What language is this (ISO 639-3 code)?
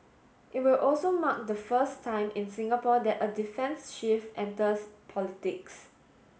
eng